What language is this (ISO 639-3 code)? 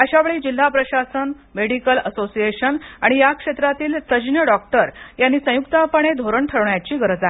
mar